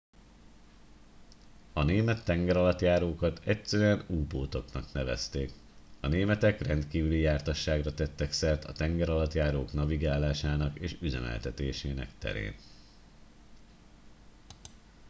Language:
Hungarian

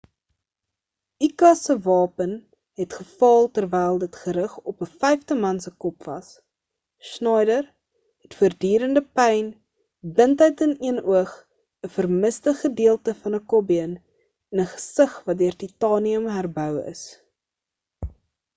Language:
Afrikaans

